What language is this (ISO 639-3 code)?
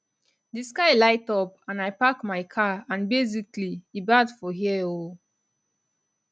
pcm